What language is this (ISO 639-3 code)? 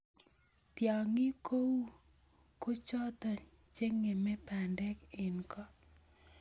kln